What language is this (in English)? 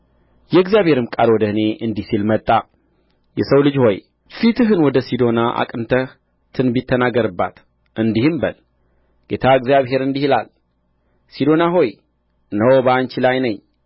Amharic